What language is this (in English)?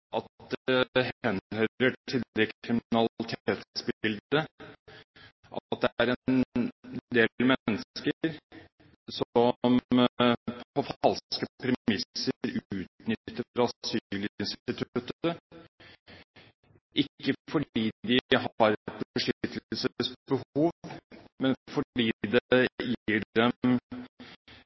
Norwegian Bokmål